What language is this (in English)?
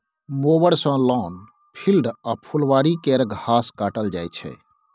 Maithili